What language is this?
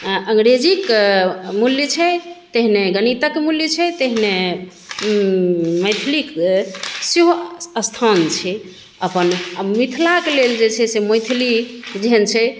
Maithili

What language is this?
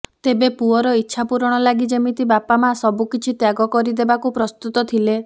Odia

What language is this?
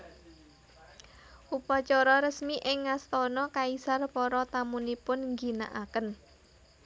Javanese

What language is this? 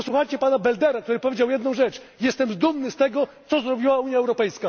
Polish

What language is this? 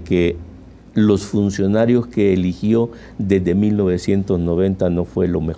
Spanish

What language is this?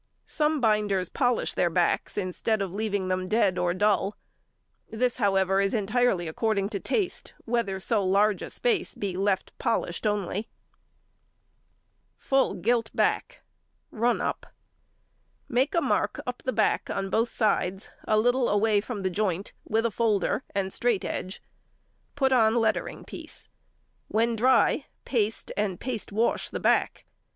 English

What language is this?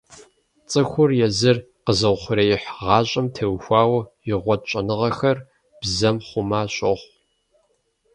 Kabardian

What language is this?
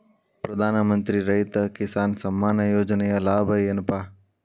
Kannada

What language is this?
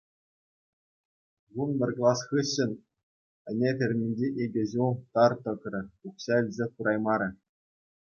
Chuvash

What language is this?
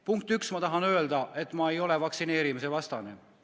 Estonian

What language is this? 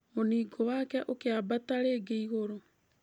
Kikuyu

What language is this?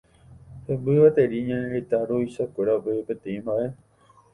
Guarani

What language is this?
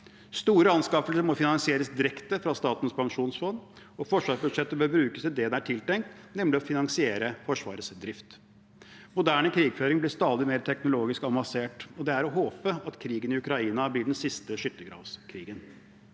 Norwegian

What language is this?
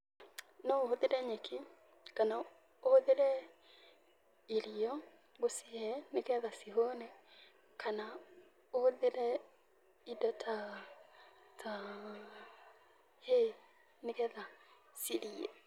Kikuyu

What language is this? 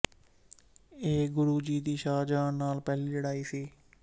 Punjabi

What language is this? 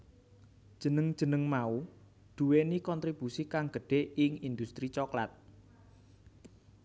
Javanese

